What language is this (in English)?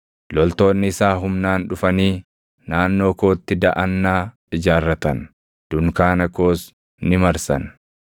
Oromo